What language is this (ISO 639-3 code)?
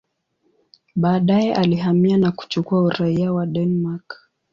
swa